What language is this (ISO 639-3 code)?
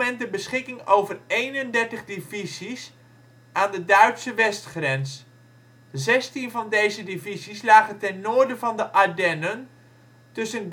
nld